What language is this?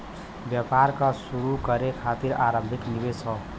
Bhojpuri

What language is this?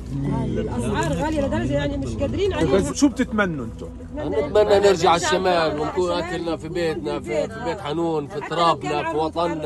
Arabic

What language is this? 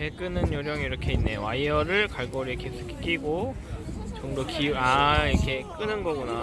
Korean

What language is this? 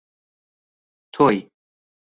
Central Kurdish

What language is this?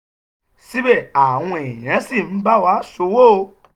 Yoruba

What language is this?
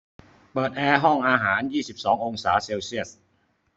Thai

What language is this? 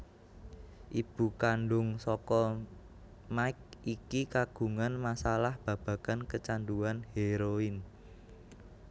Javanese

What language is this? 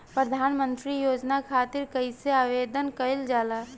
Bhojpuri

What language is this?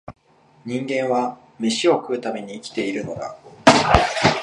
Japanese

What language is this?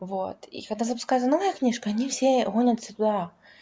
Russian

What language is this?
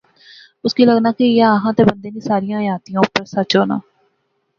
Pahari-Potwari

